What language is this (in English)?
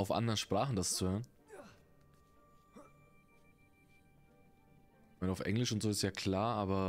German